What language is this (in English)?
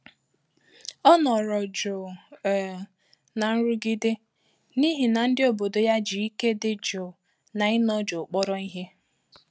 Igbo